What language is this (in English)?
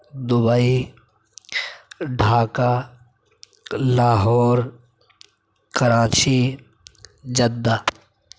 Urdu